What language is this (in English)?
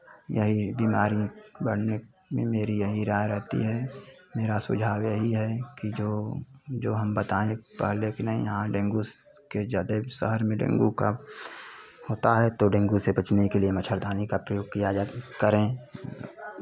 Hindi